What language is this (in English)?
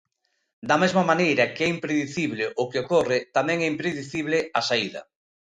Galician